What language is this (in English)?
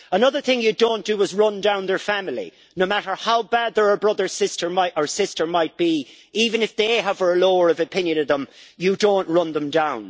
English